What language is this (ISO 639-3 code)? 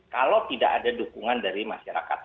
ind